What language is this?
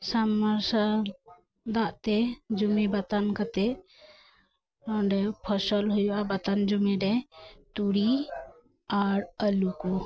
Santali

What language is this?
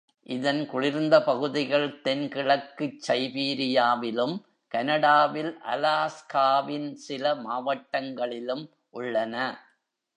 Tamil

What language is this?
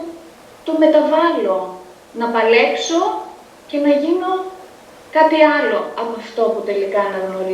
Greek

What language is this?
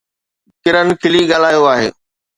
Sindhi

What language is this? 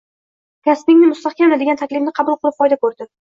Uzbek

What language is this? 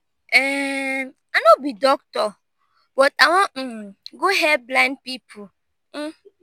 Nigerian Pidgin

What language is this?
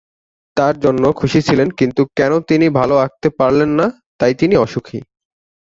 Bangla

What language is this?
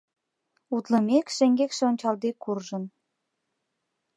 Mari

